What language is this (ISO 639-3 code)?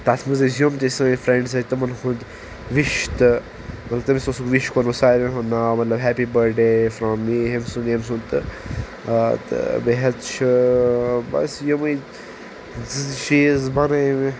kas